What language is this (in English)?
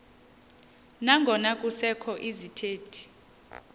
Xhosa